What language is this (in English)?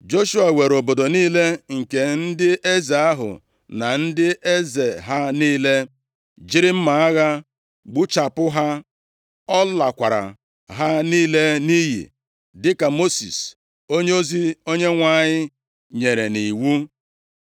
Igbo